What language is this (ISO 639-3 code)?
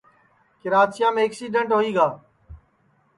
ssi